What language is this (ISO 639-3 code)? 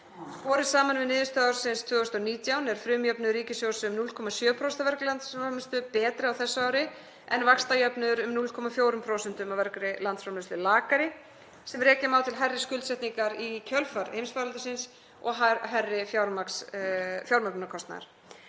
isl